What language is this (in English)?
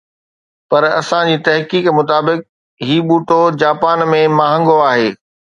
Sindhi